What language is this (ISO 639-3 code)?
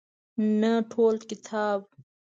pus